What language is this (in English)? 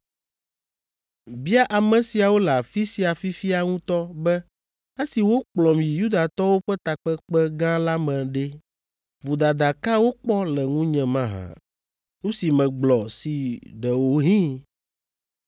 Ewe